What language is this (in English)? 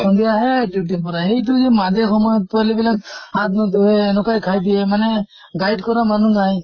Assamese